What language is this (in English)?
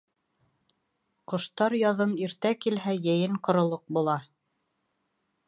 Bashkir